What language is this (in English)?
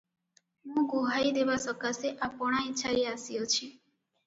Odia